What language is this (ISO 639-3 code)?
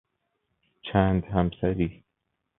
fas